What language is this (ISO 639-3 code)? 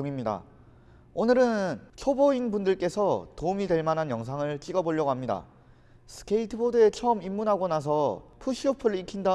kor